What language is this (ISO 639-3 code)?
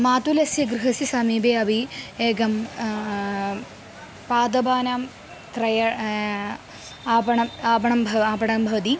san